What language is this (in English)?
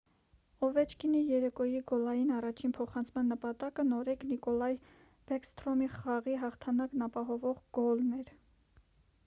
Armenian